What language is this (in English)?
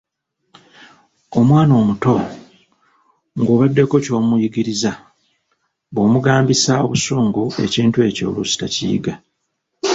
Ganda